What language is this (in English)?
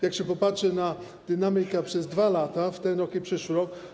Polish